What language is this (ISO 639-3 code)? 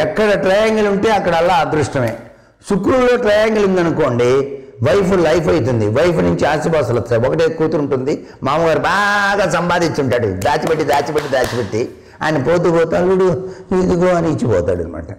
tel